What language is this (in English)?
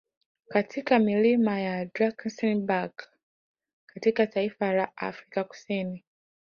Swahili